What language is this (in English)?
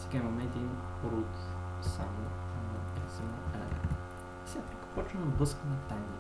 Bulgarian